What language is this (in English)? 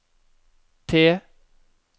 Norwegian